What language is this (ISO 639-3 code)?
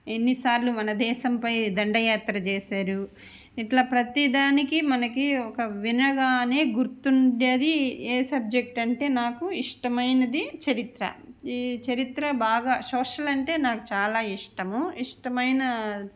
tel